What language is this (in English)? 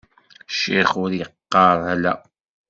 Kabyle